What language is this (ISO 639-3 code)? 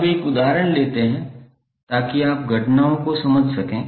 hin